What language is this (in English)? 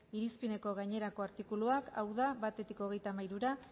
Basque